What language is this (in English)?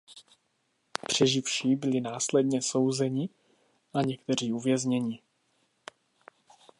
Czech